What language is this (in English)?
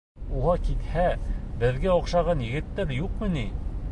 Bashkir